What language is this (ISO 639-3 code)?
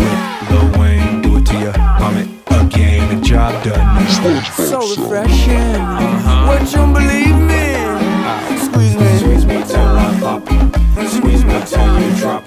msa